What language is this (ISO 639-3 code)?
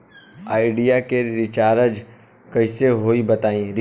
bho